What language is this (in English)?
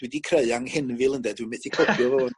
Welsh